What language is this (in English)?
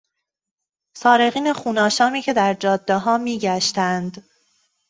Persian